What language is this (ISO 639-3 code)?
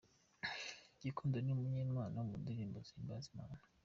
kin